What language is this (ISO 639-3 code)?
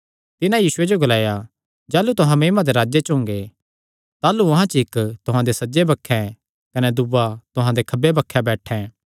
xnr